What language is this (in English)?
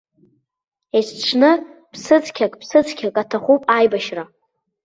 Abkhazian